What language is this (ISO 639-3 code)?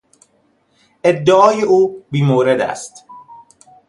fas